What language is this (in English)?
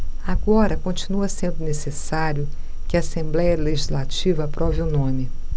Portuguese